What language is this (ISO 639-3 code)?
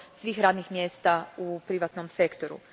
hrv